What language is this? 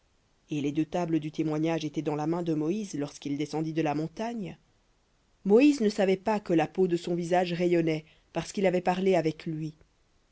French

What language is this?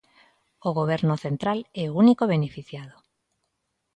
Galician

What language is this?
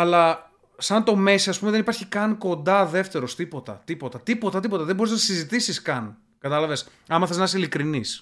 Greek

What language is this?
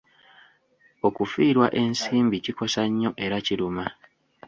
Ganda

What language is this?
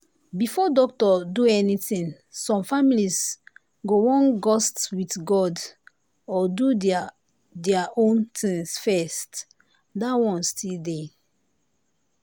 Nigerian Pidgin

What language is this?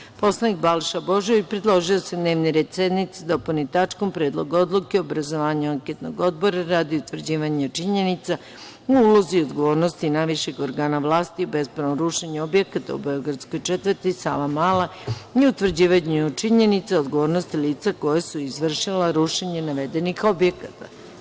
Serbian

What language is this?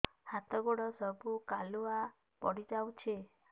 Odia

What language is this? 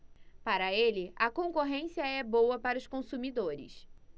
Portuguese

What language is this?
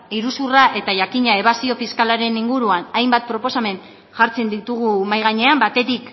Basque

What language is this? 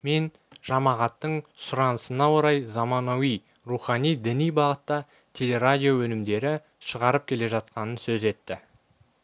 Kazakh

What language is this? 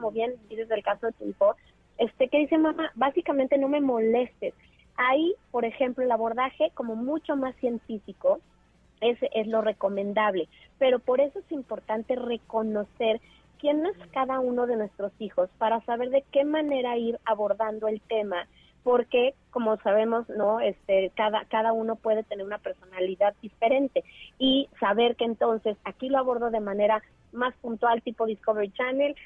Spanish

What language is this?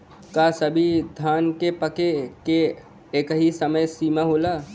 Bhojpuri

